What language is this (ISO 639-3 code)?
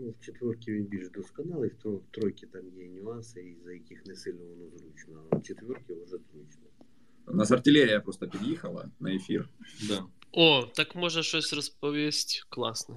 ukr